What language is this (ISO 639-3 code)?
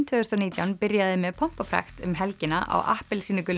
isl